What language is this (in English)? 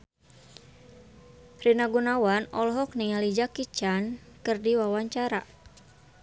Sundanese